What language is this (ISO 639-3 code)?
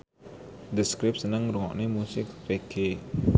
jav